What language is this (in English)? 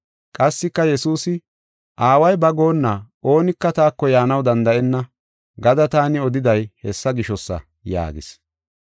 Gofa